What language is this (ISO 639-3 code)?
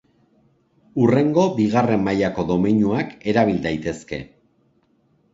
eus